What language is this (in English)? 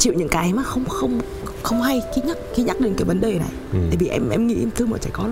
Vietnamese